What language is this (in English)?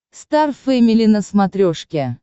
Russian